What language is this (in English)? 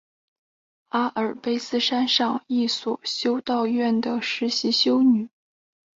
Chinese